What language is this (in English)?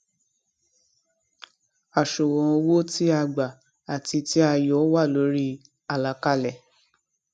Yoruba